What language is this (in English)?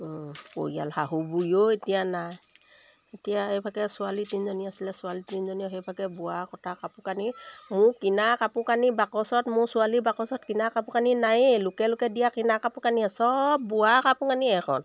Assamese